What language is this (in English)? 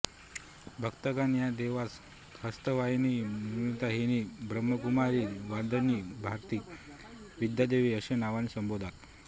Marathi